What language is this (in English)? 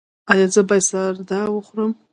Pashto